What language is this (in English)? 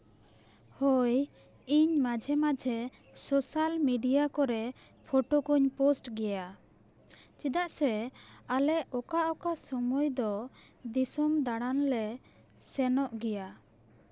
Santali